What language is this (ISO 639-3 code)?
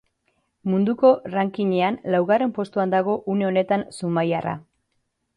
eus